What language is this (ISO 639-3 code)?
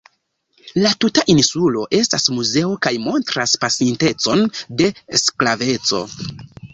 epo